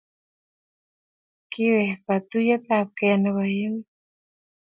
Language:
Kalenjin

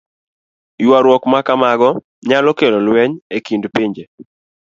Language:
Luo (Kenya and Tanzania)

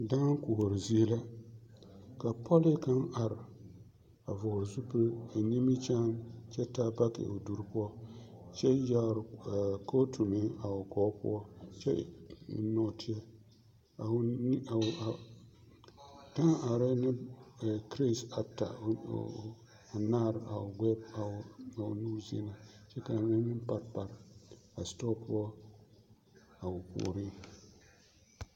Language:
Southern Dagaare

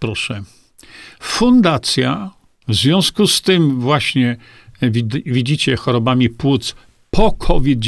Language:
Polish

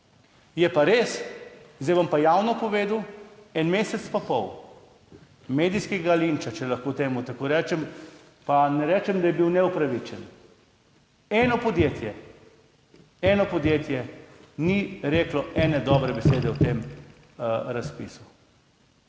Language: Slovenian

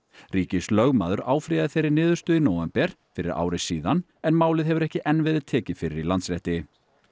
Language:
Icelandic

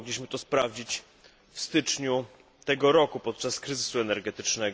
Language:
Polish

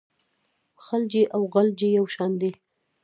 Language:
Pashto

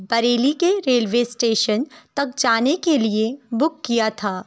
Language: Urdu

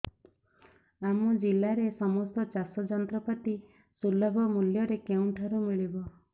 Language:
Odia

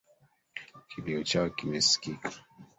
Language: Swahili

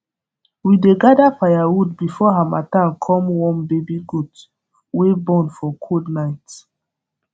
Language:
Nigerian Pidgin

